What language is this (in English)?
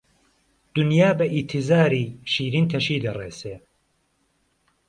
Central Kurdish